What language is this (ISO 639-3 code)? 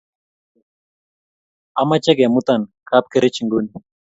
kln